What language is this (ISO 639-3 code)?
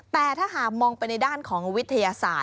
tha